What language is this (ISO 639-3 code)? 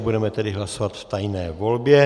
ces